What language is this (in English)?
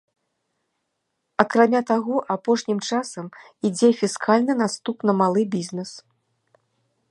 Belarusian